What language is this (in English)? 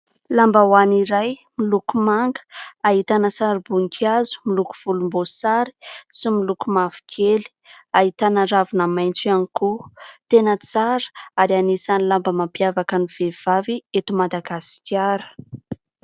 Malagasy